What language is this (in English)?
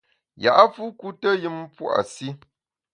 Bamun